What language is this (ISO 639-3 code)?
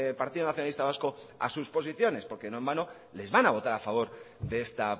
spa